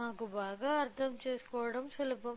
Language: Telugu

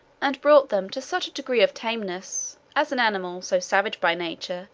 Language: English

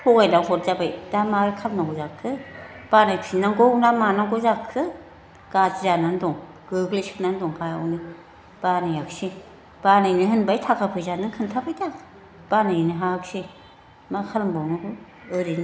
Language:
Bodo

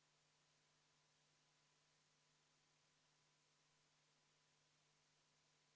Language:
Estonian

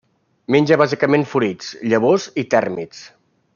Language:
Catalan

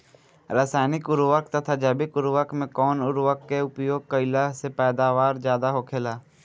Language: Bhojpuri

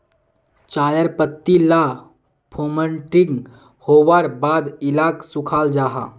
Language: Magahi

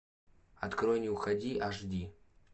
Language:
Russian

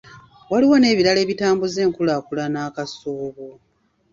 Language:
Ganda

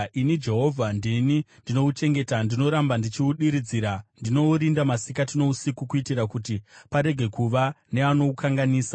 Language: Shona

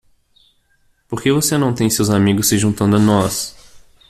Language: Portuguese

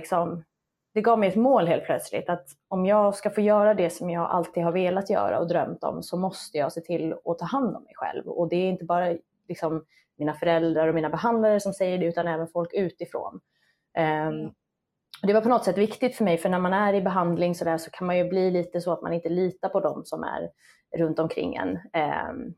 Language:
Swedish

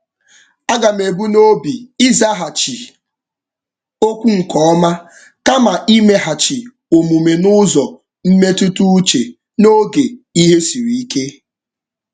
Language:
Igbo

